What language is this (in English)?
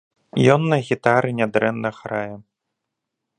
Belarusian